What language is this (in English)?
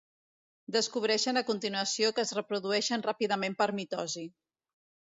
Catalan